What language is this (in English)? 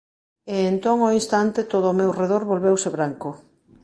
Galician